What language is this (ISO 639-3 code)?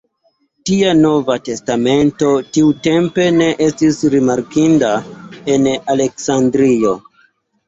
epo